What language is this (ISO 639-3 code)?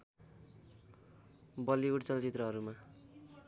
nep